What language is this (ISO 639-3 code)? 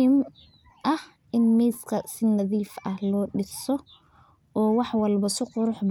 som